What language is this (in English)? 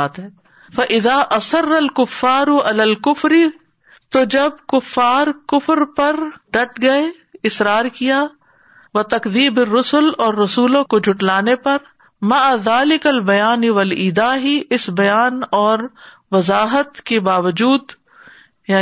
Urdu